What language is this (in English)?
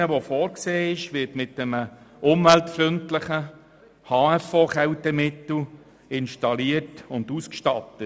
Swiss German